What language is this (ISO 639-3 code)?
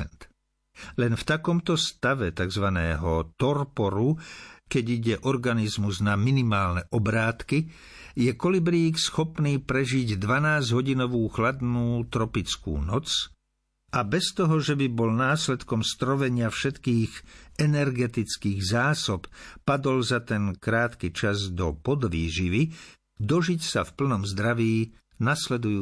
slk